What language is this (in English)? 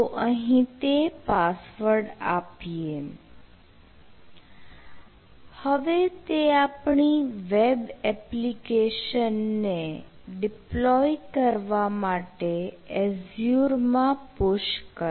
Gujarati